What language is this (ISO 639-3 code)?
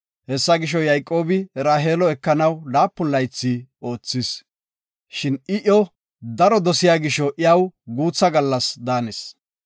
gof